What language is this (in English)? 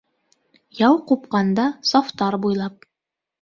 Bashkir